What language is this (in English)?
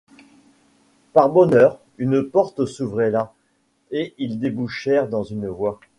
French